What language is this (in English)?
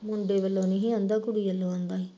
Punjabi